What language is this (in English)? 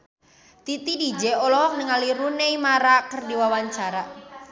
Sundanese